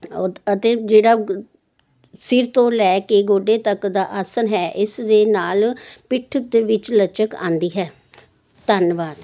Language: Punjabi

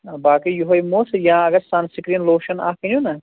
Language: Kashmiri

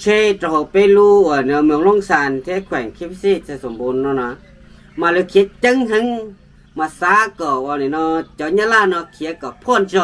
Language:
Thai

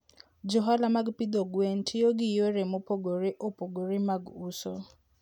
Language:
Luo (Kenya and Tanzania)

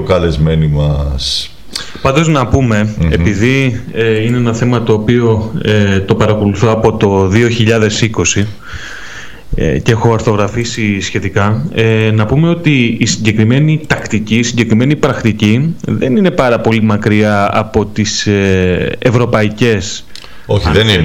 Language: Greek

